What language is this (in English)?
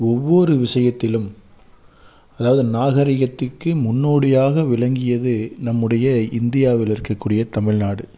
Tamil